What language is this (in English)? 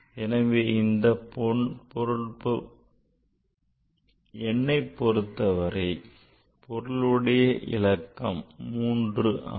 Tamil